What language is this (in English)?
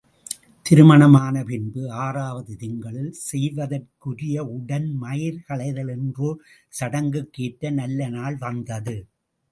Tamil